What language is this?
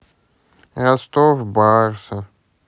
Russian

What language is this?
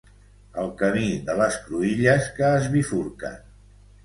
Catalan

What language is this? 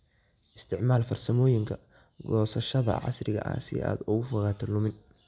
Somali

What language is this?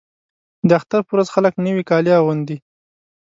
Pashto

